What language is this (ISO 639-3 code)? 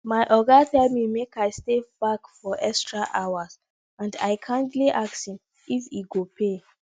pcm